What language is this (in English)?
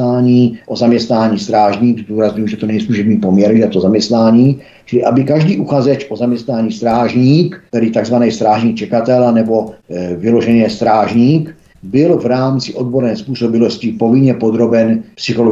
Czech